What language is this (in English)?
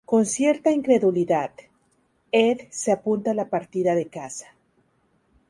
Spanish